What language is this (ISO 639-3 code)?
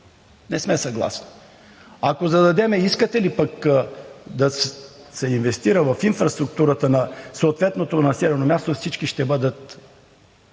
bul